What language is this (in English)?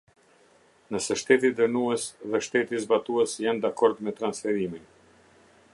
Albanian